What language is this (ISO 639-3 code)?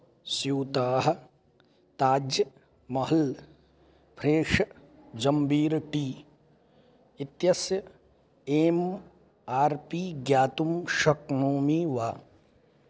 san